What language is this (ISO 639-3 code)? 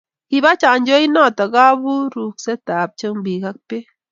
kln